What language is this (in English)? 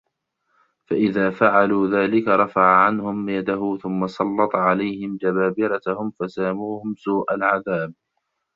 Arabic